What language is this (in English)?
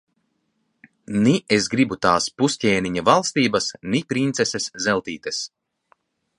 Latvian